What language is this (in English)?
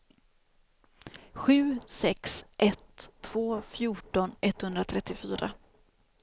Swedish